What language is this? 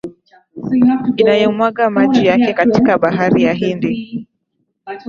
Swahili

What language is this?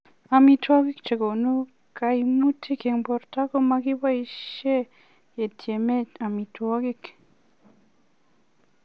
Kalenjin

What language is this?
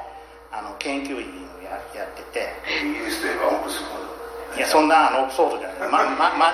Japanese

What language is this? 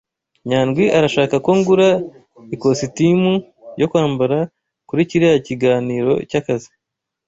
Kinyarwanda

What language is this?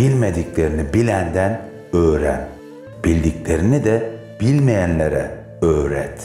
Turkish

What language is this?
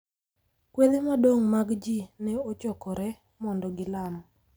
Luo (Kenya and Tanzania)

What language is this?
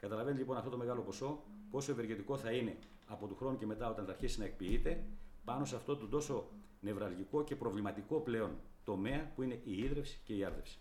Greek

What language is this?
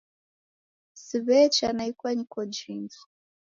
Taita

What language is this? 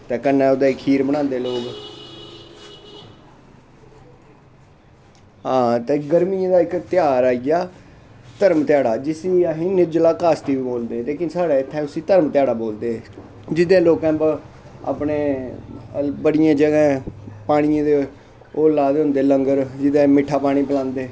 Dogri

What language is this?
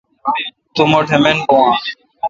Kalkoti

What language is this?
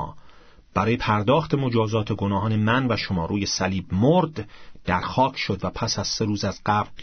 Persian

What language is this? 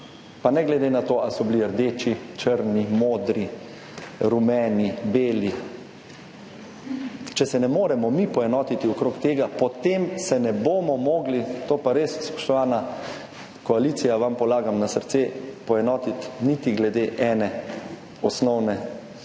Slovenian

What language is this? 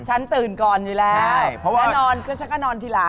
Thai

